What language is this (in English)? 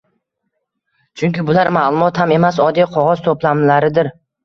Uzbek